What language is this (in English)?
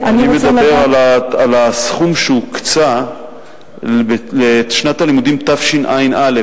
Hebrew